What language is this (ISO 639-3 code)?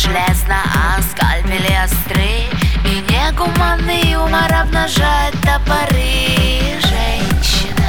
rus